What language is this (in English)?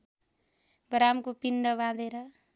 Nepali